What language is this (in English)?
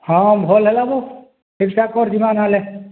Odia